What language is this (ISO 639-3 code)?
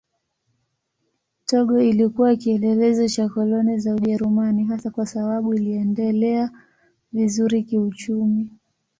swa